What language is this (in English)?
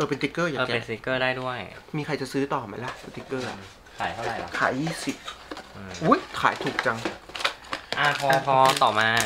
Thai